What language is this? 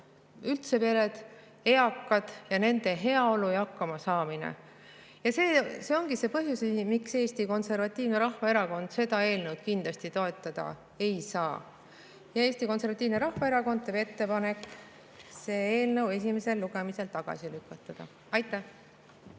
Estonian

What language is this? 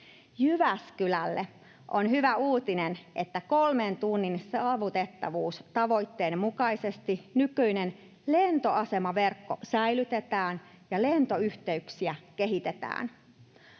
Finnish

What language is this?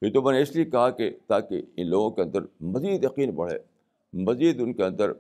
Urdu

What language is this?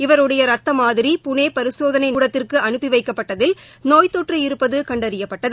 Tamil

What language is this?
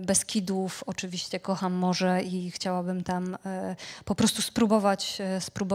Polish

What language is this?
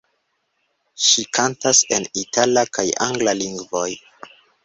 Esperanto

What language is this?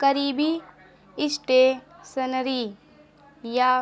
Urdu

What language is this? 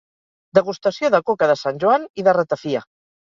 Catalan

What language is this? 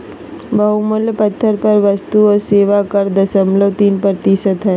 Magahi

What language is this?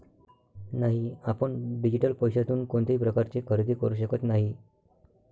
Marathi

